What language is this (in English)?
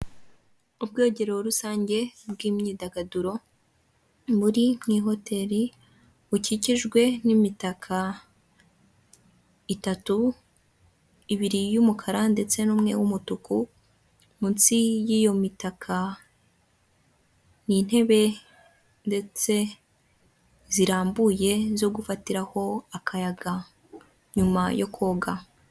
Kinyarwanda